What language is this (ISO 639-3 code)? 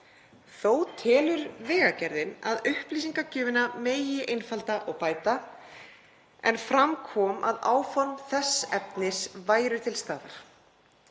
isl